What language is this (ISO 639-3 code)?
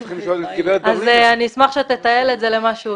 heb